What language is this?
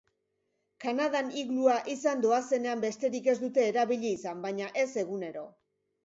Basque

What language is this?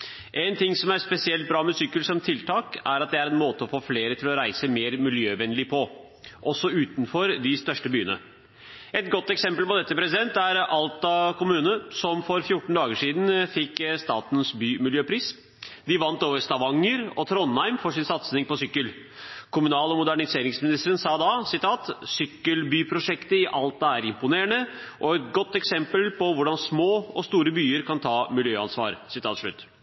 Norwegian Bokmål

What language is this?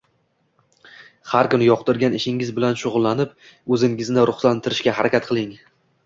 Uzbek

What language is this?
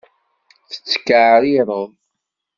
Kabyle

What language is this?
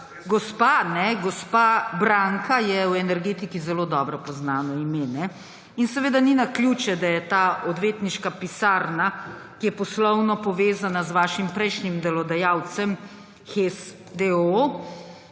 Slovenian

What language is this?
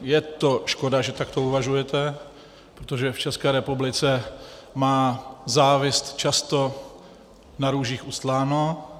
Czech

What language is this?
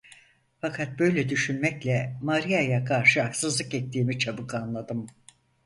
Turkish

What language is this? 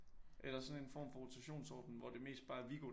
Danish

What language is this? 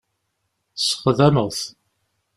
Kabyle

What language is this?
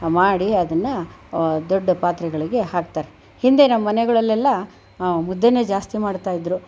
Kannada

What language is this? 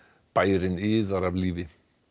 Icelandic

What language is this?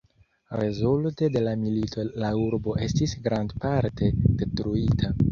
Esperanto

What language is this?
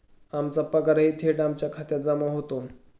Marathi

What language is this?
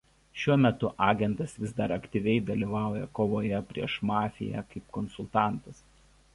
Lithuanian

